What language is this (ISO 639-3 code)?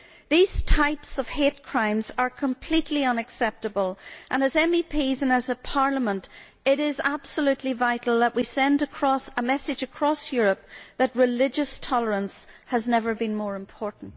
eng